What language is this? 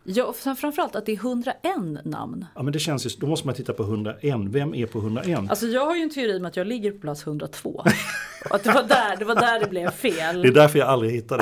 Swedish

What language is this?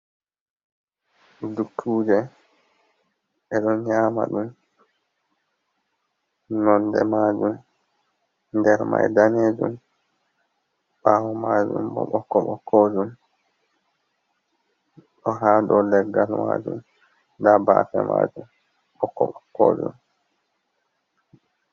Fula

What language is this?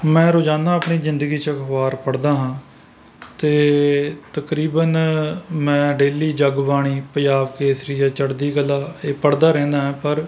Punjabi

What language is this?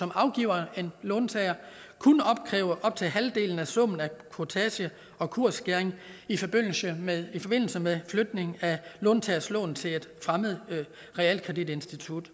Danish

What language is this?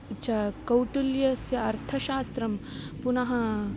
Sanskrit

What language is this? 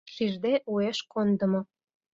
Mari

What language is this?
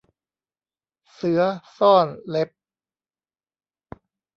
Thai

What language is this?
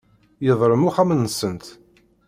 Kabyle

